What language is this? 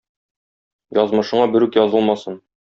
Tatar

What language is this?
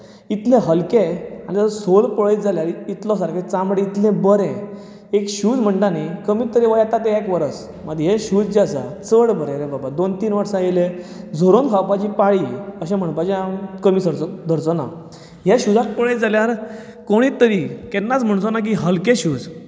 Konkani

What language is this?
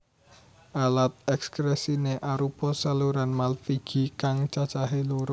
Javanese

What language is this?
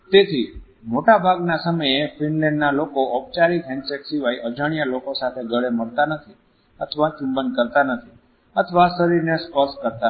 Gujarati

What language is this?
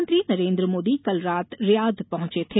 Hindi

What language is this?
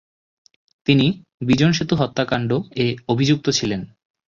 Bangla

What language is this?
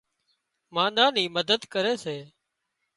Wadiyara Koli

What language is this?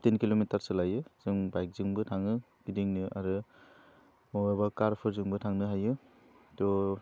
Bodo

